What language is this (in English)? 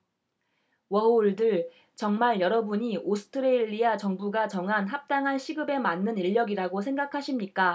Korean